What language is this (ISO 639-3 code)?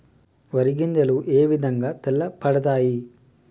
tel